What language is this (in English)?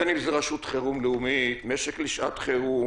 Hebrew